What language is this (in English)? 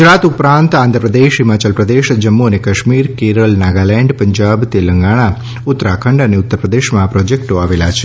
Gujarati